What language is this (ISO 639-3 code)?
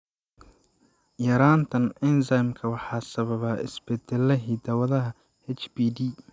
som